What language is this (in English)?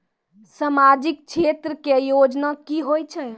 Maithili